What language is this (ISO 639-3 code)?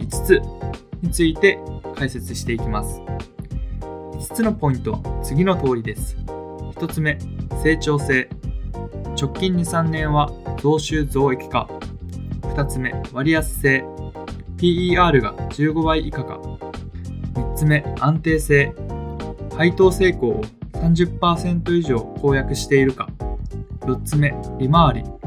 jpn